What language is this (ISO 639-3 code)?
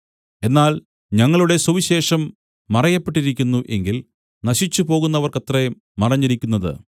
mal